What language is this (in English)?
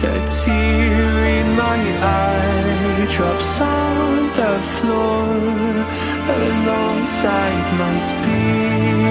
English